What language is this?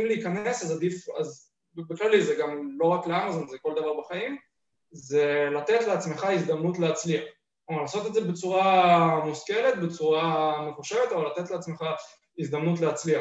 Hebrew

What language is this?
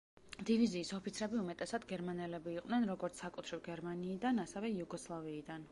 Georgian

